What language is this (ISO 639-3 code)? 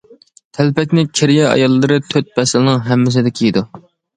uig